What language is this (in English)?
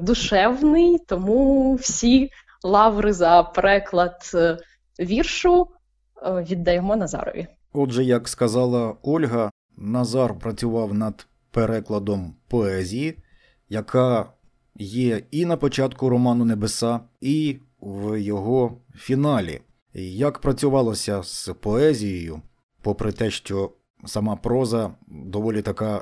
Ukrainian